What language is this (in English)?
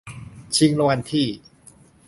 Thai